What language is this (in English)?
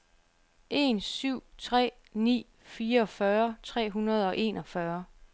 Danish